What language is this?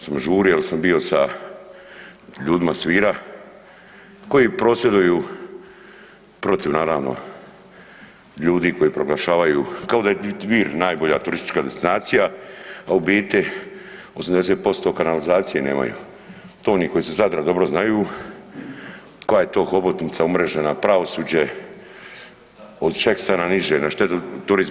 Croatian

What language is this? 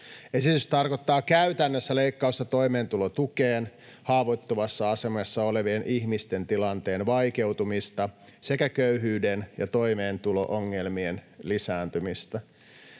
Finnish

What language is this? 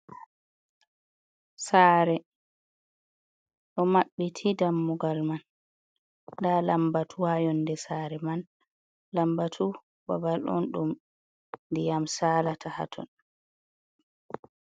Fula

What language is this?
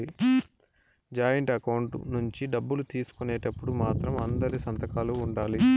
Telugu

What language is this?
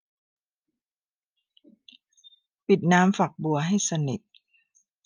Thai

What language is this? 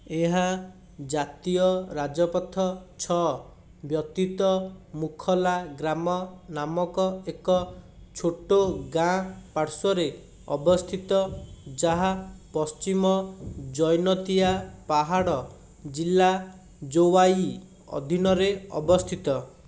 Odia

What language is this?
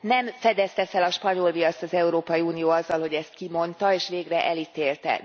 Hungarian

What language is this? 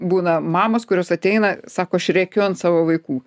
Lithuanian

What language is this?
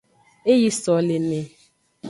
Aja (Benin)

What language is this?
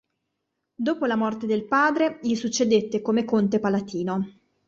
Italian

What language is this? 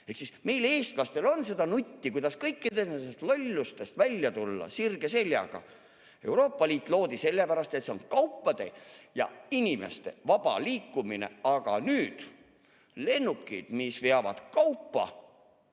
Estonian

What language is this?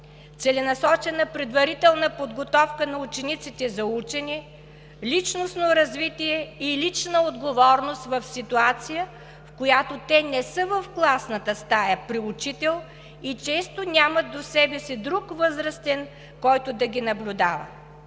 Bulgarian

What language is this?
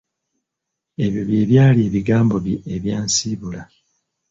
Ganda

